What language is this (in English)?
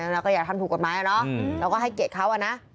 Thai